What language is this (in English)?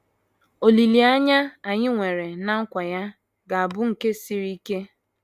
Igbo